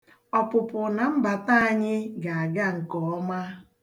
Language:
Igbo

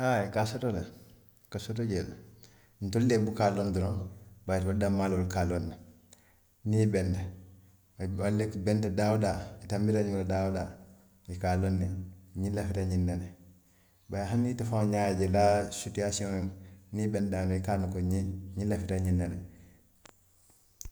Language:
Western Maninkakan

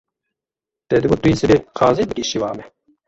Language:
Kurdish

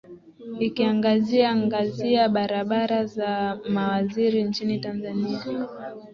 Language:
Swahili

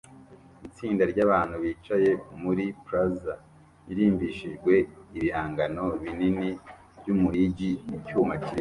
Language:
Kinyarwanda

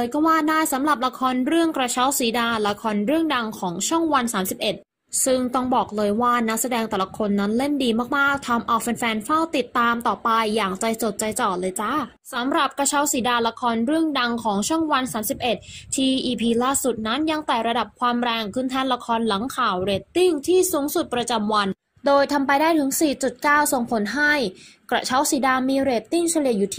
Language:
Thai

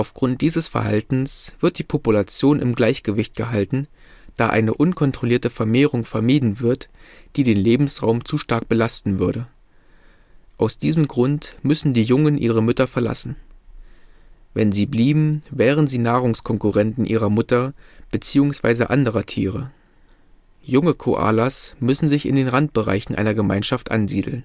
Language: German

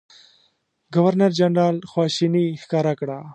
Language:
Pashto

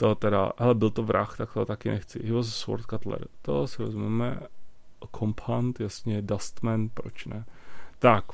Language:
Czech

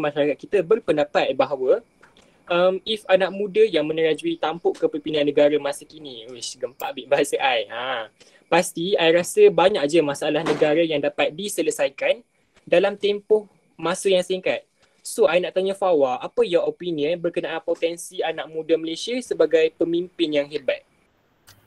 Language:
Malay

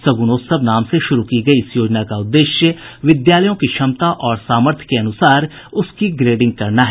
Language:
Hindi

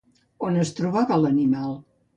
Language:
Catalan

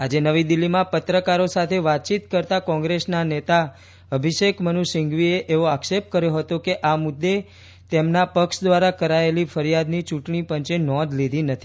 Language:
Gujarati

